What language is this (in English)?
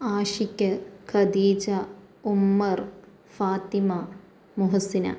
Malayalam